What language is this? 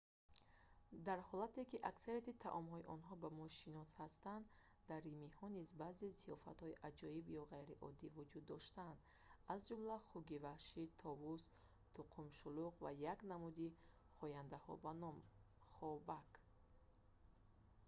Tajik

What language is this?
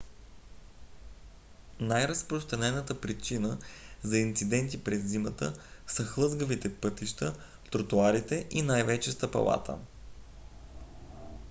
Bulgarian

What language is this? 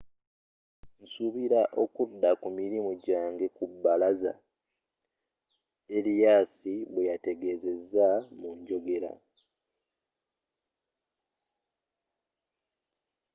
Ganda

